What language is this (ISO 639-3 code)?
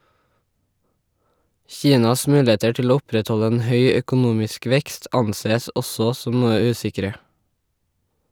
nor